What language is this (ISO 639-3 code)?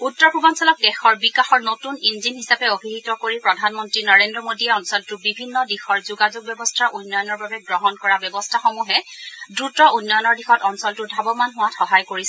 asm